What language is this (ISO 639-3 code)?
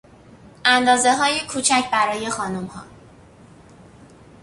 fas